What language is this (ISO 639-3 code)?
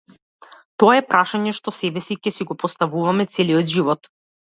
mkd